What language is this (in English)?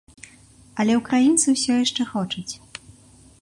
Belarusian